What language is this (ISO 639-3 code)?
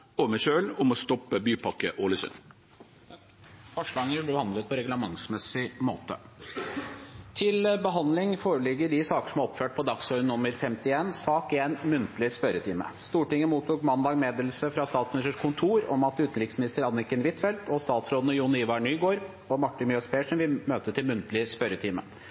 nor